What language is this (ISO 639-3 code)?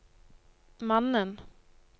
nor